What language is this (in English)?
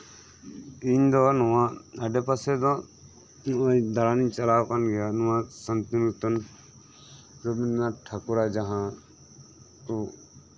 Santali